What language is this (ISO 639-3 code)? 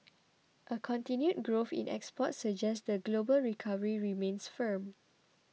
eng